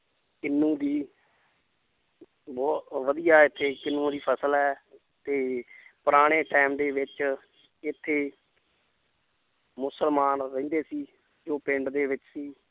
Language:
Punjabi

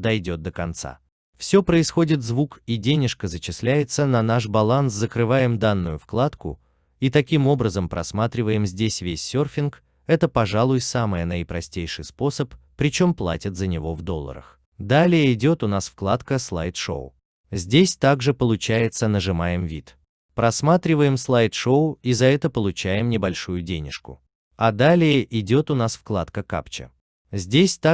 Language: Russian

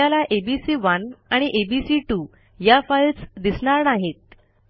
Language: Marathi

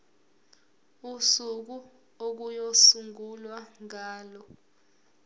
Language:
Zulu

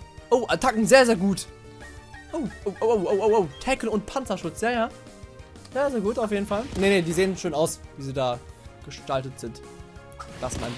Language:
German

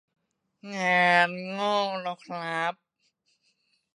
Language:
Thai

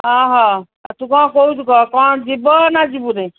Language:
Odia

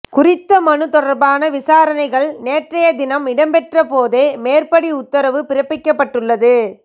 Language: Tamil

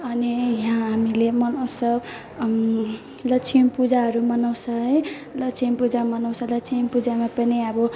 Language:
Nepali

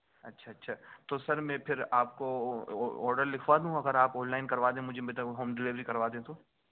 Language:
Urdu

